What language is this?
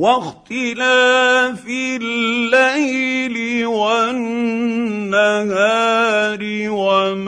Arabic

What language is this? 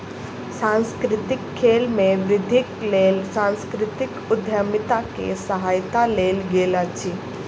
Maithili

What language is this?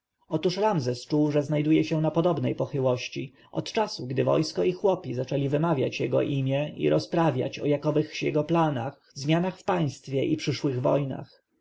Polish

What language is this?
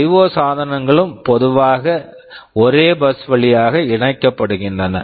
Tamil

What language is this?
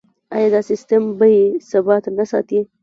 Pashto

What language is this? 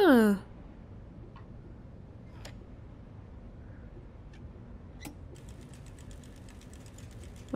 German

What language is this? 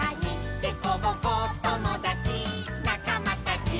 Japanese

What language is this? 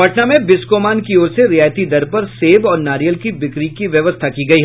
Hindi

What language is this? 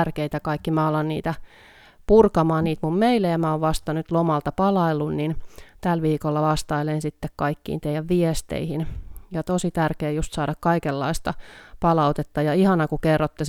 Finnish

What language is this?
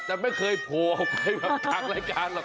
Thai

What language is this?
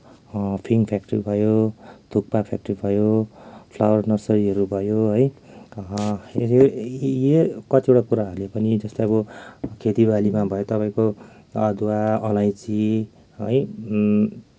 Nepali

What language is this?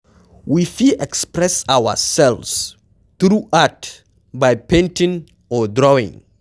Nigerian Pidgin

